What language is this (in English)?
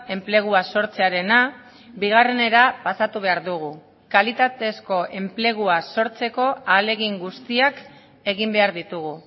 Basque